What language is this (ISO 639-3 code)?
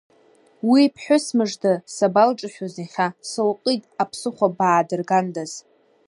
abk